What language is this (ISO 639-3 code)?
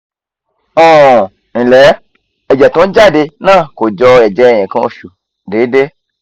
yor